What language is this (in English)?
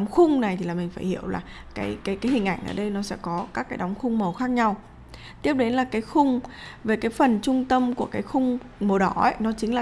Vietnamese